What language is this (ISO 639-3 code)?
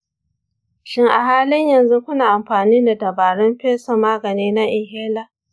hau